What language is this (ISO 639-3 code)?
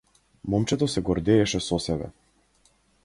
mkd